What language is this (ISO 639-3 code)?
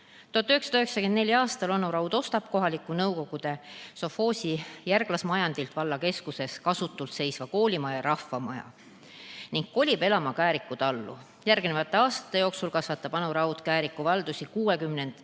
est